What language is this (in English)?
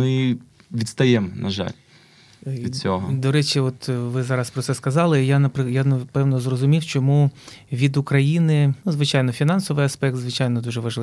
Ukrainian